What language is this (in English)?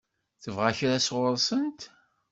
Kabyle